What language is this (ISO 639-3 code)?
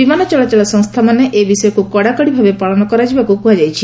ori